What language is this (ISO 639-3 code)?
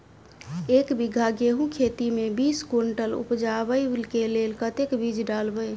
mai